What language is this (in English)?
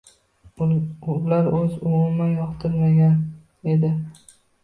Uzbek